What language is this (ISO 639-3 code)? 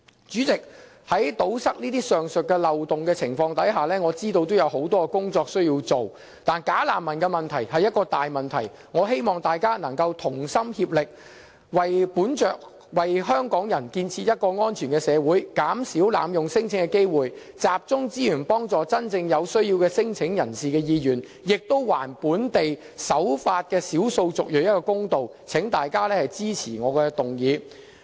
yue